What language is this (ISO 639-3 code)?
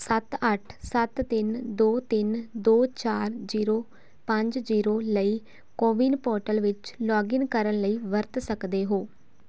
pan